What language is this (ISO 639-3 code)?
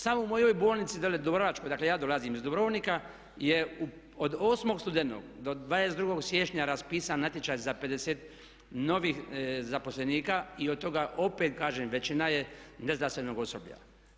hrv